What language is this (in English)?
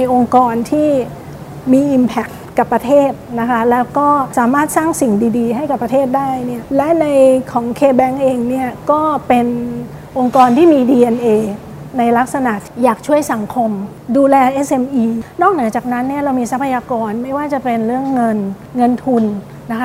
Thai